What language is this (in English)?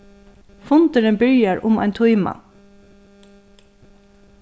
Faroese